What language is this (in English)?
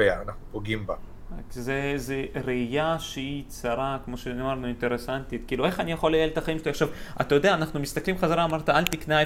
Hebrew